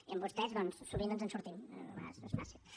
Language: Catalan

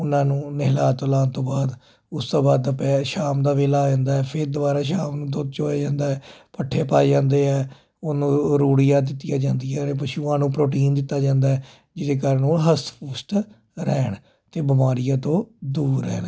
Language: Punjabi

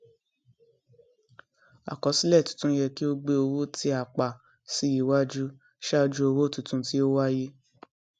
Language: Yoruba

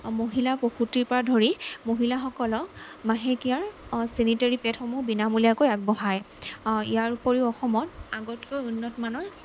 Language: Assamese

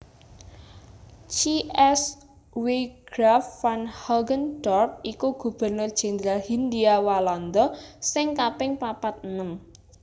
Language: Javanese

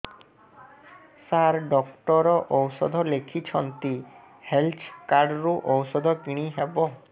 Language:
Odia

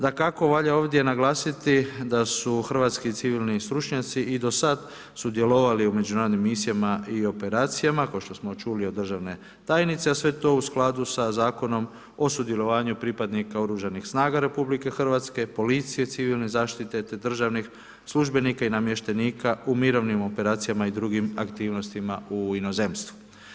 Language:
Croatian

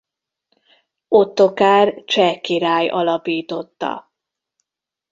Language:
Hungarian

